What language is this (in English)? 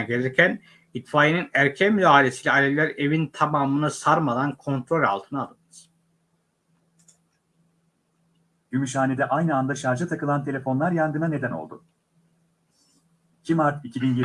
Turkish